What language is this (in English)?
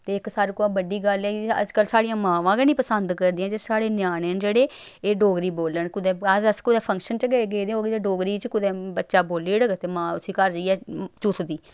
Dogri